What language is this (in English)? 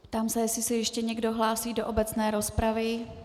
Czech